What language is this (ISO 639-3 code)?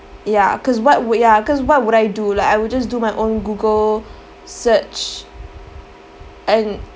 eng